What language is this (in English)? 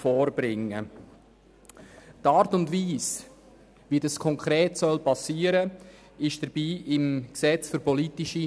Swiss German